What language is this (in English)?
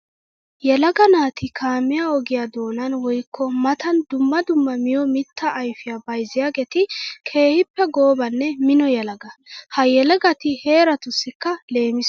Wolaytta